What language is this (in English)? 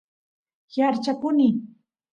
Santiago del Estero Quichua